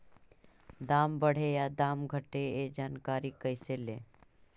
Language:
Magahi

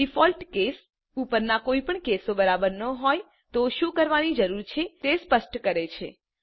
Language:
Gujarati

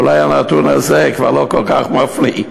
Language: Hebrew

